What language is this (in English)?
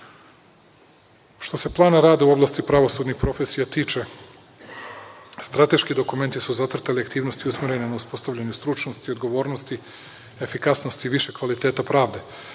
Serbian